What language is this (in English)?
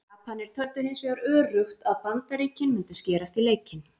Icelandic